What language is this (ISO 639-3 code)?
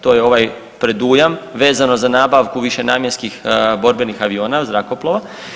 hrv